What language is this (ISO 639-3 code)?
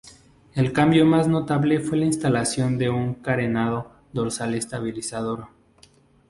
spa